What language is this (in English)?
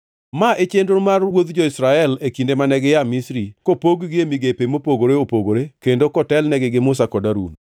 Luo (Kenya and Tanzania)